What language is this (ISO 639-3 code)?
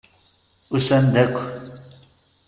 kab